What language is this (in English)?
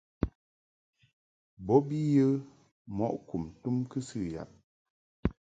Mungaka